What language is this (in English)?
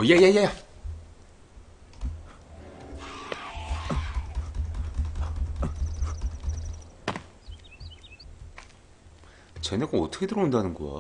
Korean